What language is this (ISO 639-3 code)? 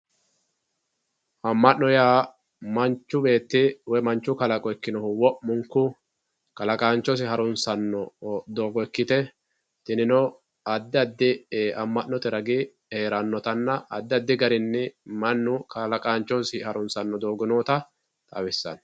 sid